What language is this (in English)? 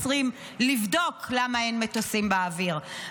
Hebrew